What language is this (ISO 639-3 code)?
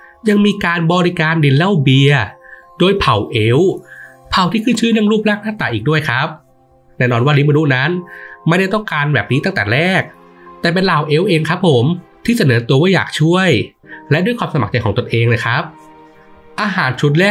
tha